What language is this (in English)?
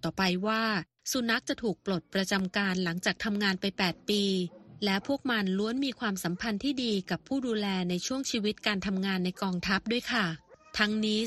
Thai